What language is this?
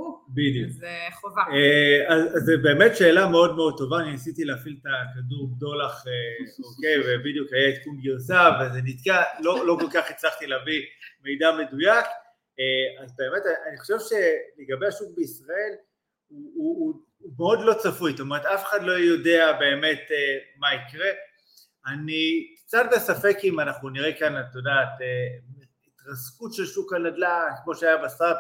Hebrew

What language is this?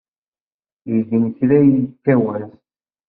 Kabyle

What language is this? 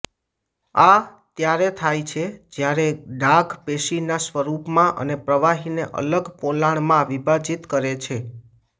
Gujarati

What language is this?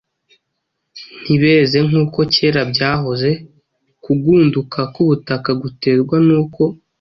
Kinyarwanda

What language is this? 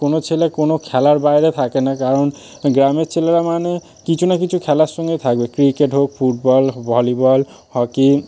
Bangla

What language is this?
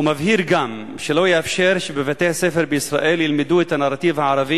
Hebrew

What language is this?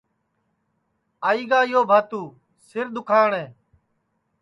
Sansi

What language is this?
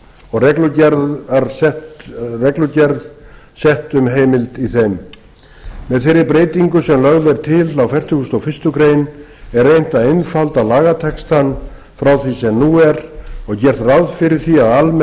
Icelandic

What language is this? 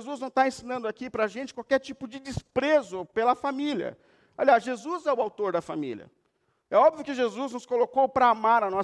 Portuguese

